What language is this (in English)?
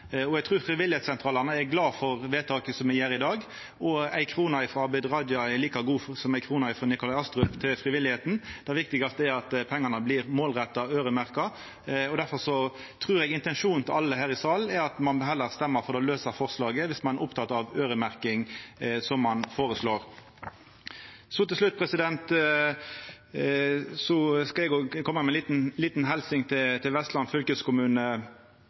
Norwegian Nynorsk